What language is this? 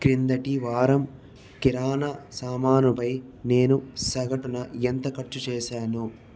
Telugu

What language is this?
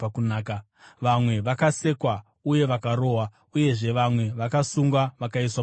Shona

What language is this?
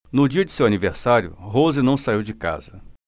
Portuguese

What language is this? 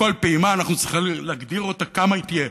Hebrew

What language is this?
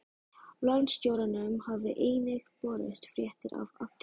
Icelandic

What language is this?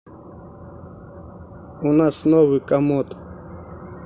Russian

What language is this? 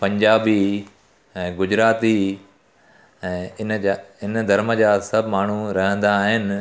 Sindhi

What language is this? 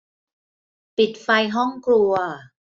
Thai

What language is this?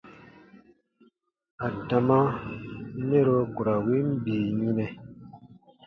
Baatonum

